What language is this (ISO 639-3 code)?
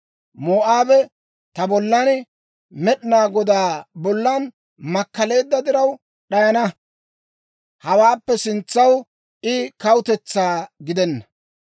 dwr